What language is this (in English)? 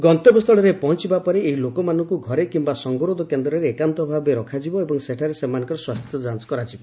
Odia